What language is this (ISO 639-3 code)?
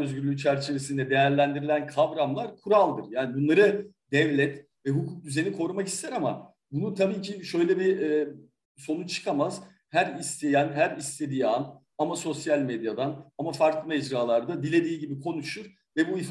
tur